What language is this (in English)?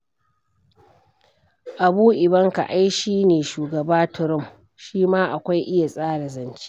Hausa